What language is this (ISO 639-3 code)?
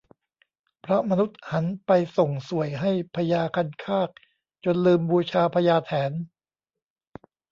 tha